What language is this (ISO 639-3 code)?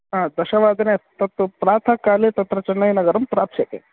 san